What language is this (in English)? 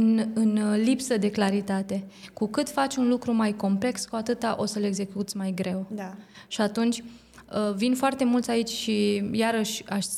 Romanian